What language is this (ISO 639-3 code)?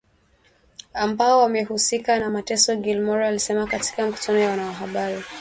swa